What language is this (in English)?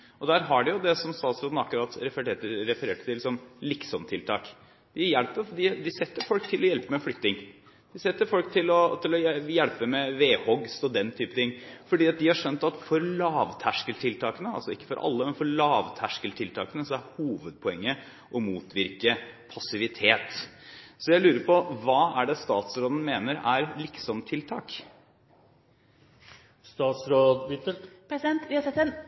Norwegian Bokmål